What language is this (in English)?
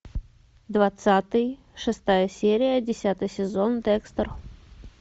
Russian